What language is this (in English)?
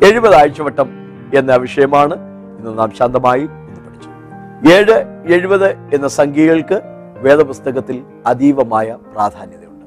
Malayalam